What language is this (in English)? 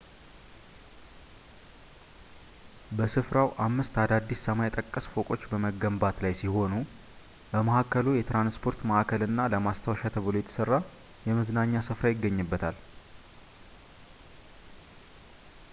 Amharic